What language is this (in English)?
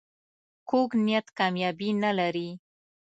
Pashto